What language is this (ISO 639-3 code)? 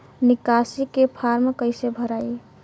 bho